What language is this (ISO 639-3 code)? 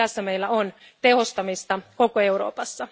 fin